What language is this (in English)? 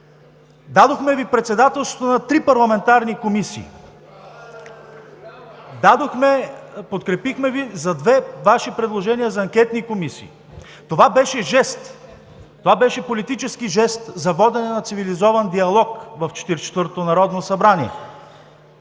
Bulgarian